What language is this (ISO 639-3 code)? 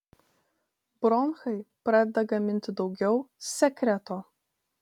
lit